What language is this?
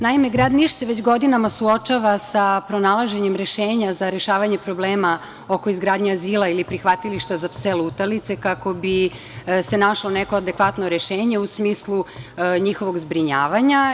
Serbian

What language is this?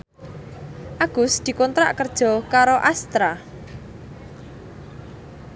Javanese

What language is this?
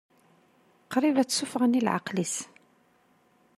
Kabyle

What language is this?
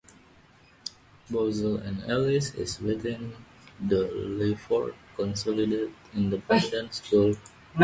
English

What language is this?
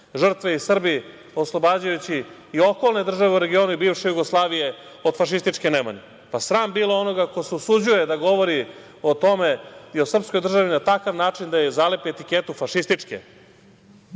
Serbian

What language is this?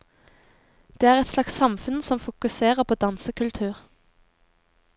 Norwegian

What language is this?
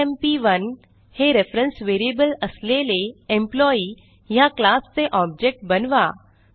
Marathi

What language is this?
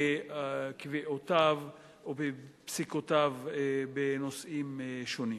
Hebrew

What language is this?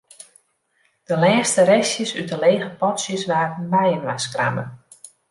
Western Frisian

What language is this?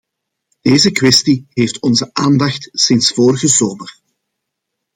Dutch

